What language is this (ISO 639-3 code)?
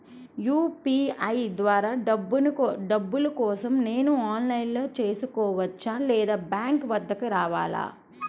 tel